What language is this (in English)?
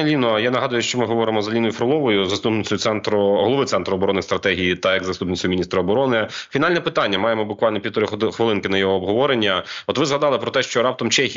Ukrainian